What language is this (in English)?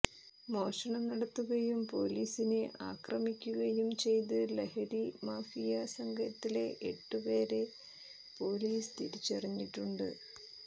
Malayalam